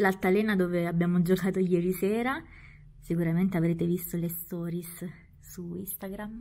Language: Italian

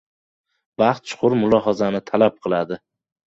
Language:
Uzbek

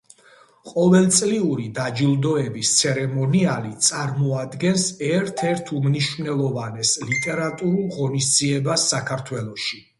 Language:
Georgian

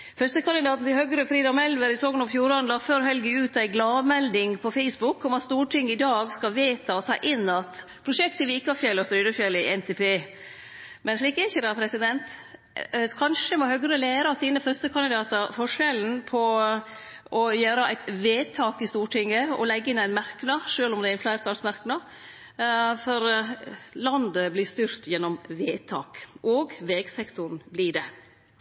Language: Norwegian Nynorsk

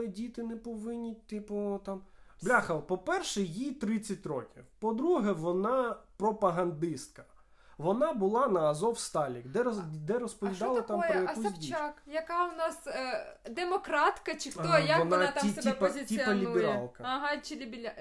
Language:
Ukrainian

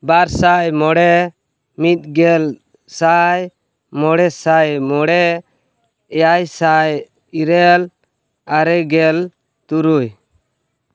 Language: Santali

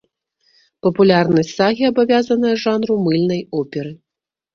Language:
Belarusian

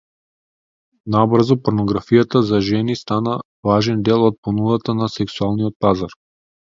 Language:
Macedonian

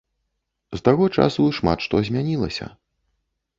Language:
Belarusian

